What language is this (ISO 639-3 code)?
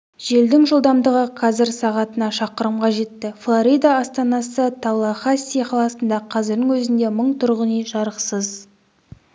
kaz